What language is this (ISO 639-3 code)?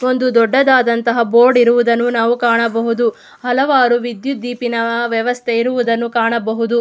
kan